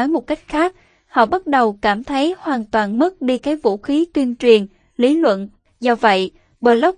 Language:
Vietnamese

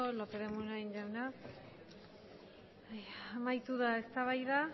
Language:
Basque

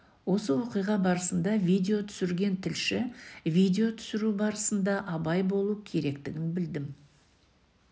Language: Kazakh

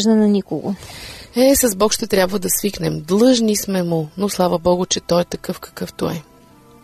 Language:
Bulgarian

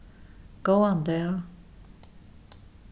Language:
Faroese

